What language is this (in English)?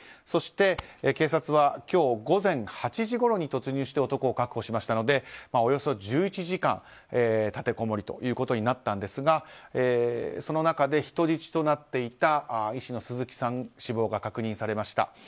Japanese